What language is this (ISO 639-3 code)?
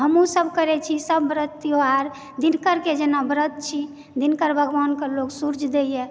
mai